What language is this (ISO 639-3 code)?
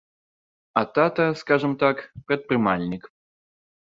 bel